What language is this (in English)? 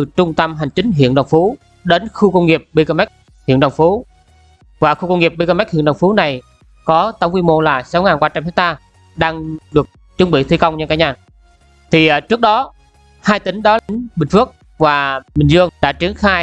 Vietnamese